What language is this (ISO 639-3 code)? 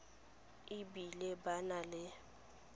tsn